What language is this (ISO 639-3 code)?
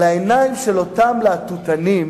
heb